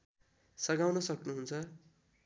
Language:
Nepali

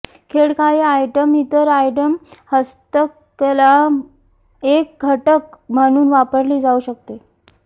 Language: Marathi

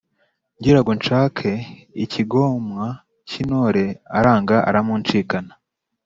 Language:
Kinyarwanda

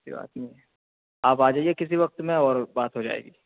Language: Urdu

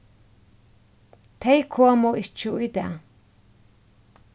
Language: Faroese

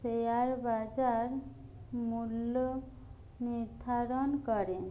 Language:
Bangla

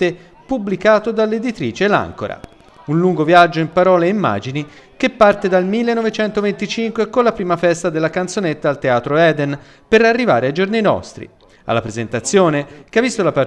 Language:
Italian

